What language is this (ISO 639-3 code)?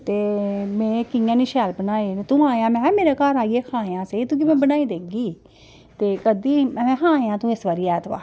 doi